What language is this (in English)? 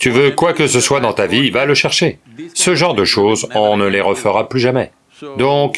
French